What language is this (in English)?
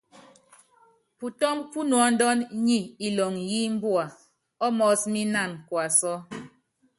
Yangben